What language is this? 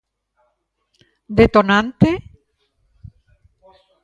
Galician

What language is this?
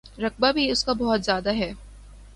Urdu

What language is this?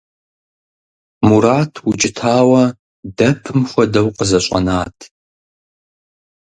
Kabardian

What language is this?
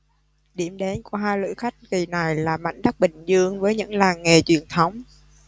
Vietnamese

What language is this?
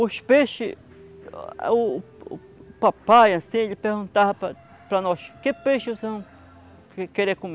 Portuguese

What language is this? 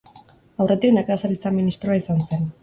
Basque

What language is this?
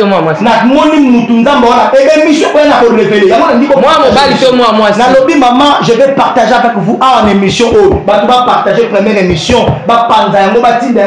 French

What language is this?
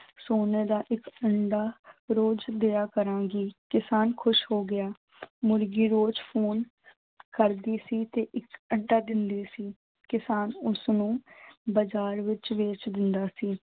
Punjabi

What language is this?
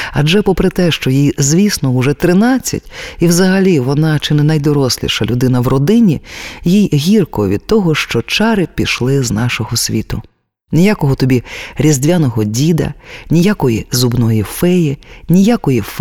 Ukrainian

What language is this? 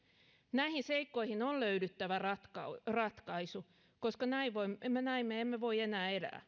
Finnish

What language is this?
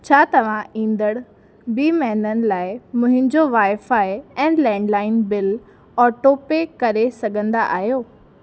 Sindhi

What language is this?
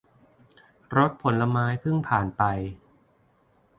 Thai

